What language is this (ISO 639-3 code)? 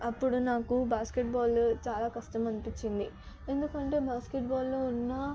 tel